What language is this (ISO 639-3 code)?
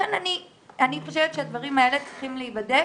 heb